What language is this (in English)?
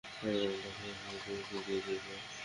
Bangla